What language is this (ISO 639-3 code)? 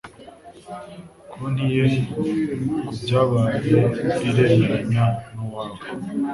kin